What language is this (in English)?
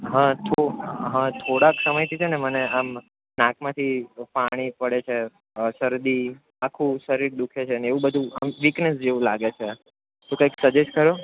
Gujarati